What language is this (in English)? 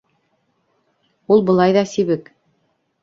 Bashkir